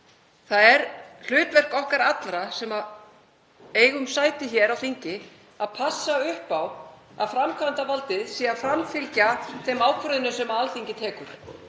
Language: Icelandic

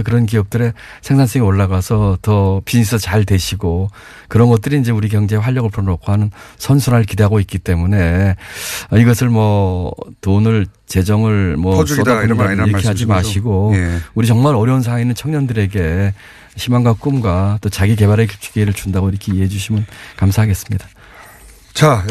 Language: Korean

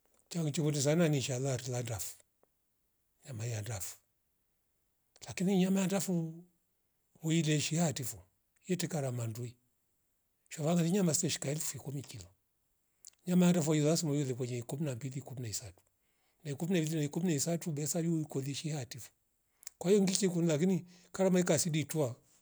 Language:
Rombo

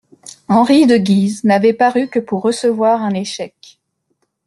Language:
French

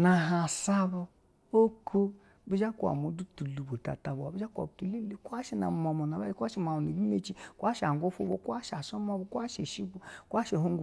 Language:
Basa (Nigeria)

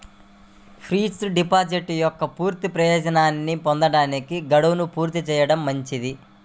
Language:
Telugu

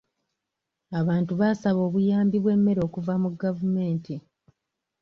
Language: Ganda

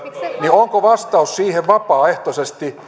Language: Finnish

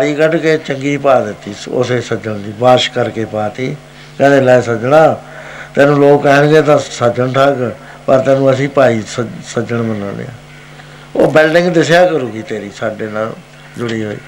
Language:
Punjabi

